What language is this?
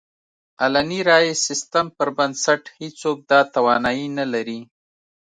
Pashto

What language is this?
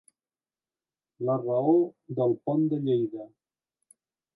Catalan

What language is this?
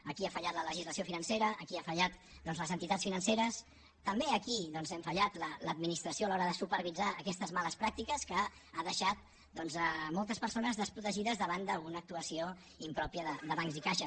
Catalan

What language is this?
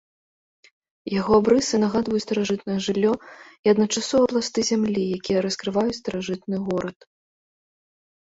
Belarusian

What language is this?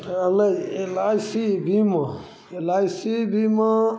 Maithili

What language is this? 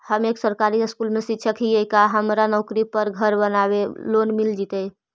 Magahi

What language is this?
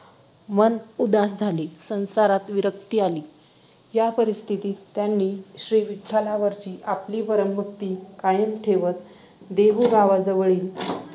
Marathi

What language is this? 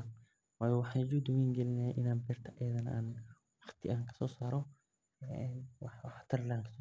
Somali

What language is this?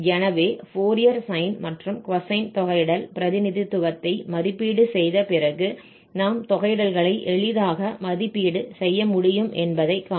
Tamil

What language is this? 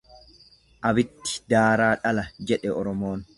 Oromo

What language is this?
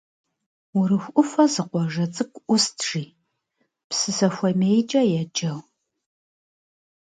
Kabardian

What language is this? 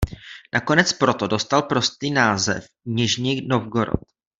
Czech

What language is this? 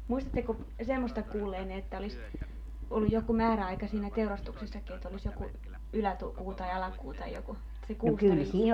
Finnish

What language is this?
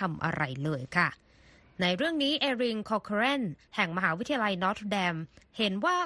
Thai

